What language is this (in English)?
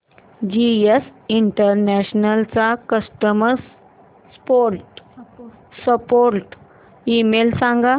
Marathi